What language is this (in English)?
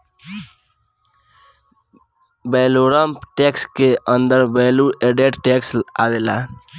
Bhojpuri